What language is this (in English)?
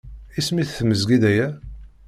Kabyle